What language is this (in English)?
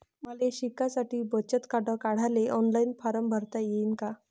Marathi